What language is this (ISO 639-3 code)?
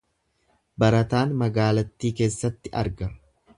orm